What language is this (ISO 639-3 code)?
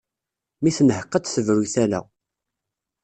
kab